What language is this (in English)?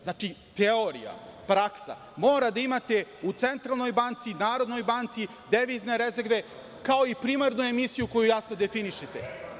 Serbian